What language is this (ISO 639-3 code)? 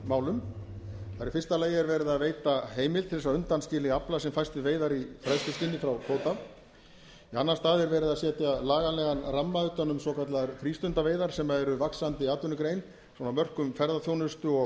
isl